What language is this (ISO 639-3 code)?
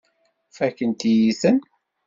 kab